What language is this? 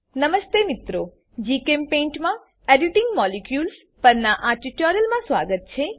Gujarati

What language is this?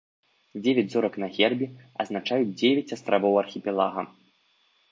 Belarusian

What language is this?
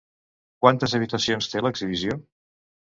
Catalan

